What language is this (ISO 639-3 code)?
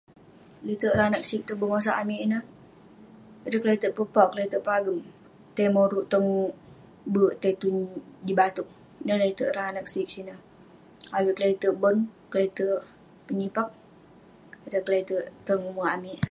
pne